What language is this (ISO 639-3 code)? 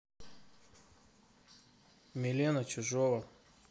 rus